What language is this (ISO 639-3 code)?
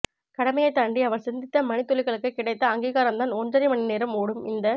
tam